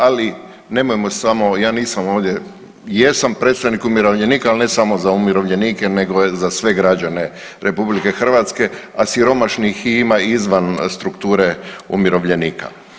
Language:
Croatian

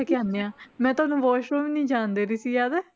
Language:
Punjabi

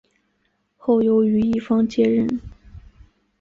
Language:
Chinese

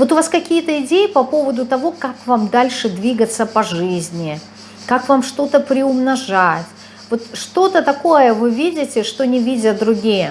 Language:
Russian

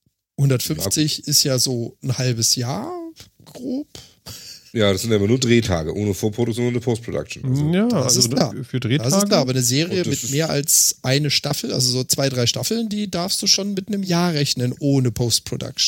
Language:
German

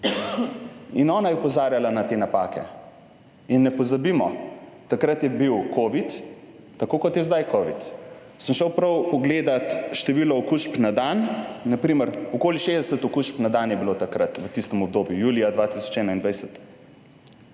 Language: Slovenian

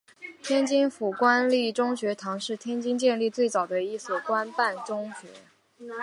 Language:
Chinese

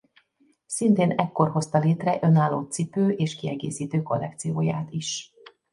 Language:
Hungarian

